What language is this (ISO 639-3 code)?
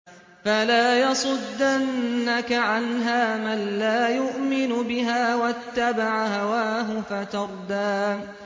ara